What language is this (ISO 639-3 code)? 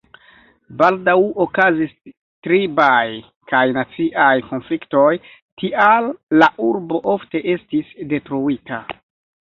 epo